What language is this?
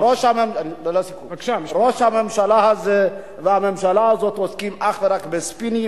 Hebrew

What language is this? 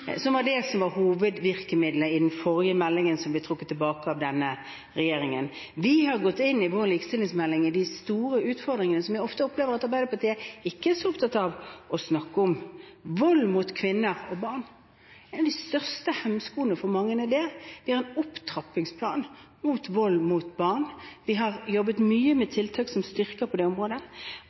Norwegian Bokmål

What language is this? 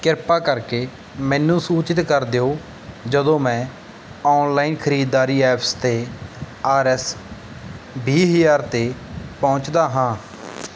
Punjabi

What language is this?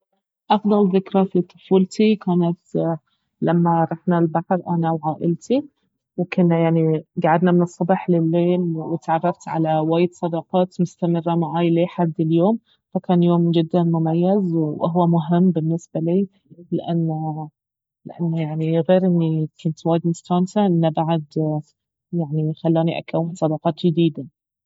Baharna Arabic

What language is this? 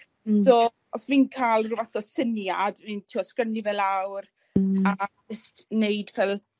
Welsh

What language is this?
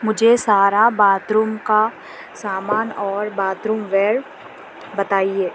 Urdu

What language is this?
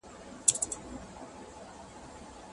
Pashto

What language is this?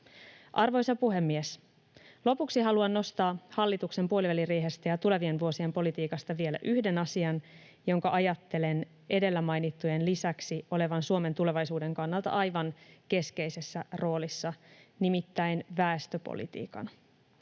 Finnish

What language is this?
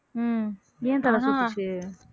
Tamil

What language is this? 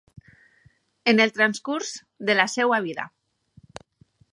Catalan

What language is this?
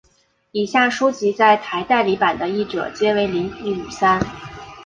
Chinese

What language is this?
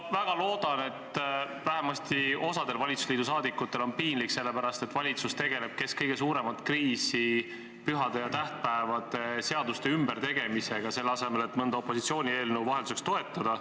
Estonian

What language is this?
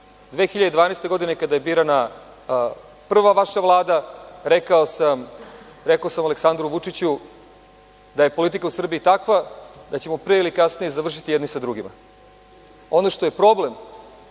Serbian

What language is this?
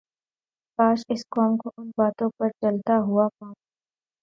Urdu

